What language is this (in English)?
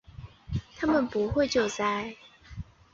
Chinese